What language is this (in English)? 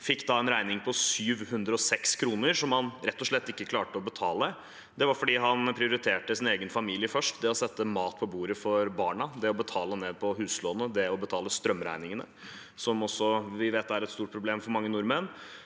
Norwegian